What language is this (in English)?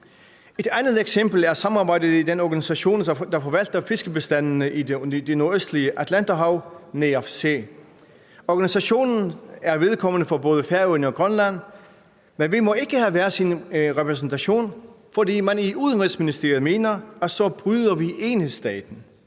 Danish